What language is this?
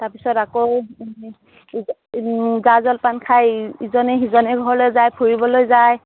Assamese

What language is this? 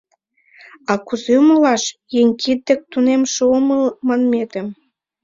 Mari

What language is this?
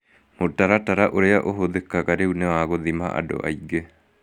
Kikuyu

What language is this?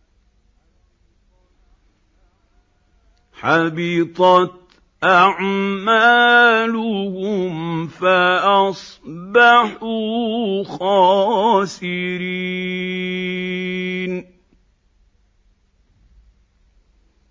Arabic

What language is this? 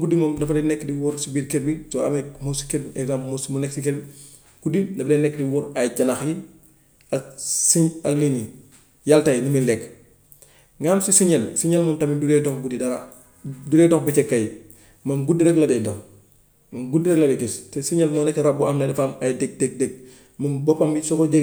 Gambian Wolof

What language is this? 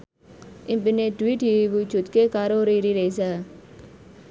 Javanese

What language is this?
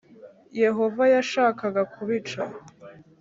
Kinyarwanda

